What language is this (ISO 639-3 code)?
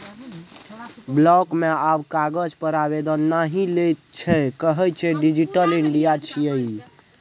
mai